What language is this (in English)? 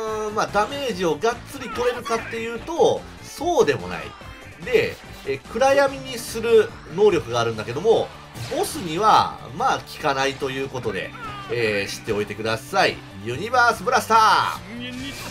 Japanese